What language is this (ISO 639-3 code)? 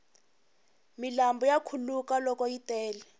tso